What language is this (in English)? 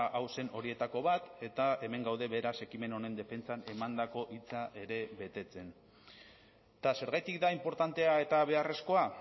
Basque